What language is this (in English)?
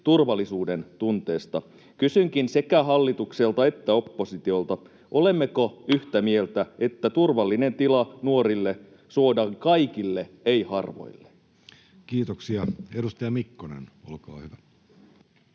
Finnish